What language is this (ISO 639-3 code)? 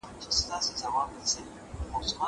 pus